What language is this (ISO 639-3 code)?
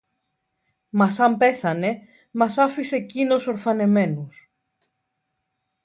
ell